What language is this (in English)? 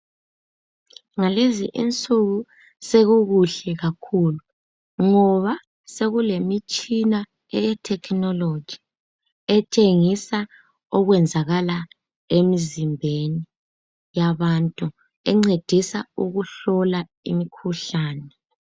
North Ndebele